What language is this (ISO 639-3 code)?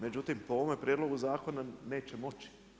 hrv